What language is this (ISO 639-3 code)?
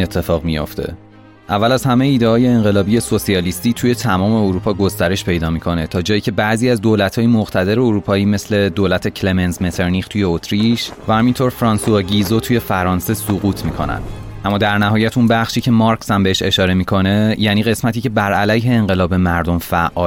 fas